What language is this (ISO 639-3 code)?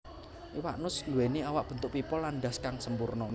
jav